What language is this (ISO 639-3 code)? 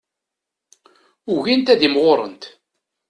kab